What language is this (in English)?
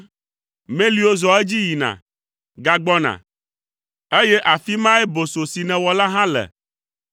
Ewe